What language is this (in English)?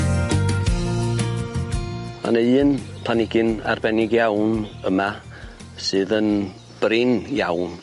Welsh